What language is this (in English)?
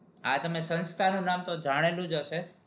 Gujarati